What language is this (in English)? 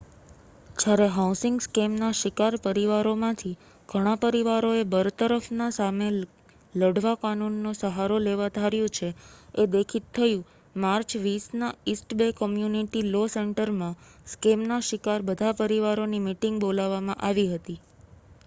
Gujarati